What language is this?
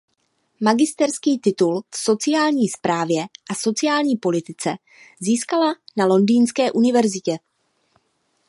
Czech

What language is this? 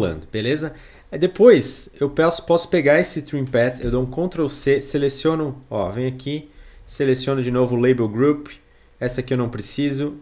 Portuguese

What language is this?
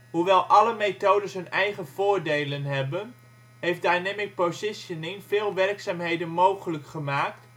Dutch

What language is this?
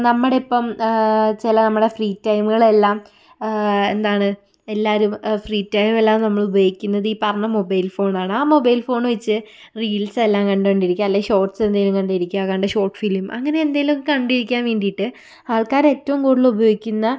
Malayalam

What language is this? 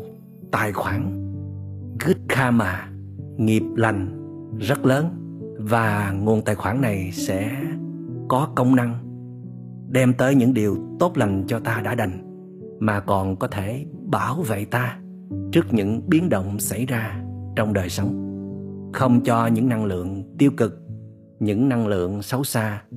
Vietnamese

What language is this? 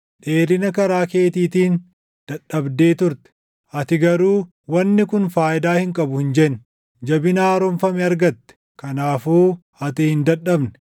Oromo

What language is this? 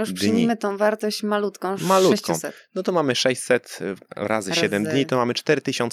Polish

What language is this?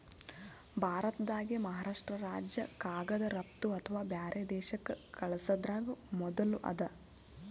Kannada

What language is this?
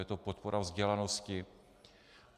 Czech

